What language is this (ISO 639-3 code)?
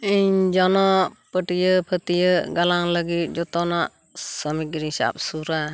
sat